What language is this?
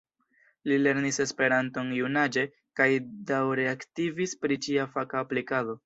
Esperanto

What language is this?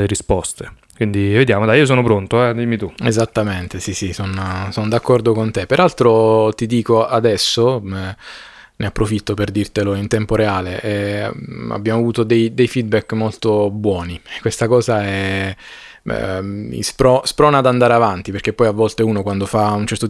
Italian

